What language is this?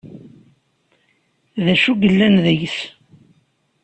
Kabyle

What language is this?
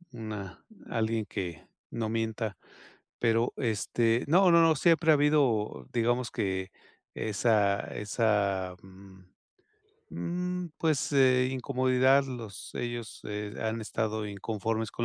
Spanish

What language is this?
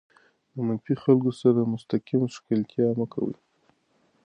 Pashto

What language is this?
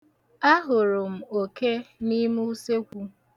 Igbo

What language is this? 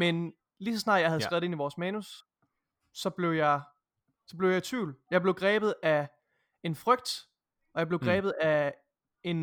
Danish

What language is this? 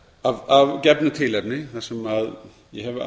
Icelandic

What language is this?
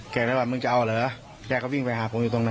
Thai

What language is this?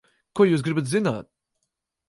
Latvian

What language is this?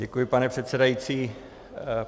Czech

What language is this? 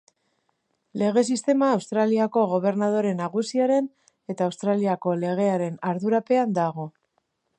Basque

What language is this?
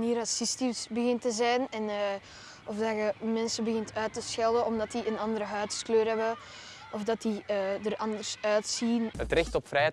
Dutch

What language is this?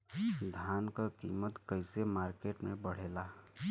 Bhojpuri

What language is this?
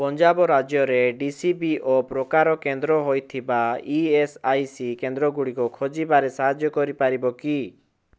Odia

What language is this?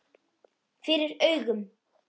Icelandic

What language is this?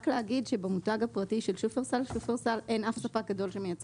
Hebrew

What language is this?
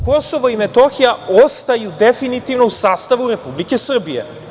Serbian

